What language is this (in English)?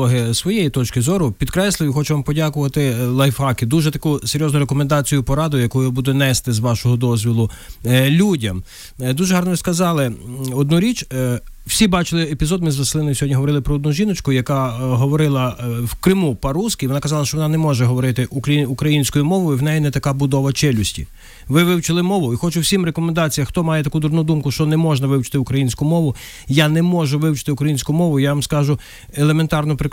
Ukrainian